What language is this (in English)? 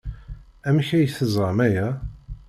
Kabyle